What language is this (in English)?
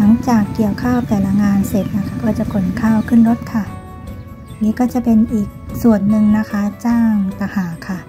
Thai